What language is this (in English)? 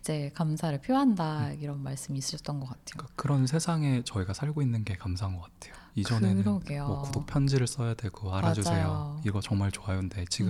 Korean